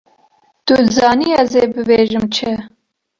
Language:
Kurdish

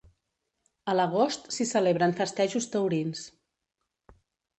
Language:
Catalan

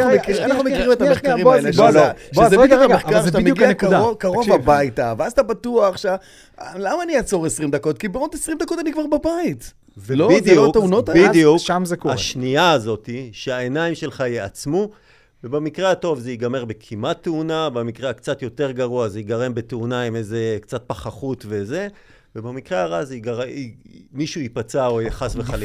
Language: Hebrew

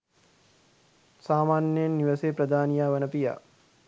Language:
Sinhala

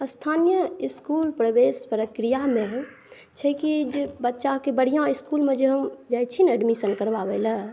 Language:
Maithili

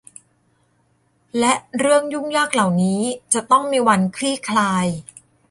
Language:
Thai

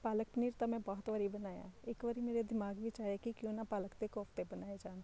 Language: Punjabi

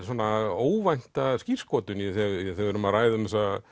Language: Icelandic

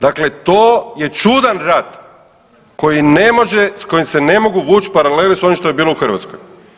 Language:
Croatian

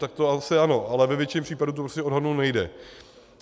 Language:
Czech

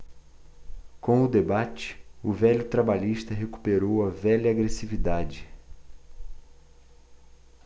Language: Portuguese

